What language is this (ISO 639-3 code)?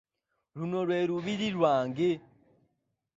lug